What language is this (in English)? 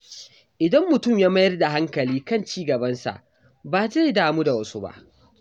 Hausa